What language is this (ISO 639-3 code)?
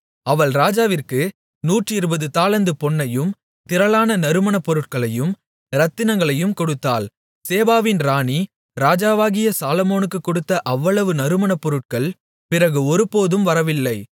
tam